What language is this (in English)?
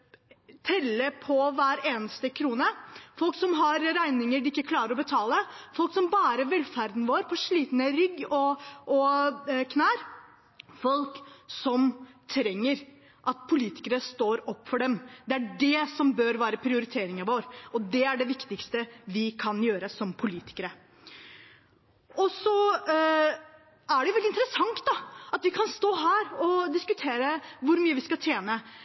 Norwegian Bokmål